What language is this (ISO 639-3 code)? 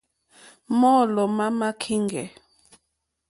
bri